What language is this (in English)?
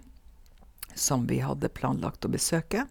Norwegian